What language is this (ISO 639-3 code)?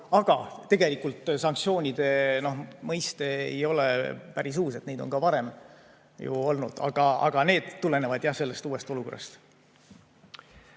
est